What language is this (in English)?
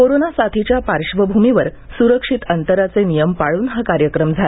Marathi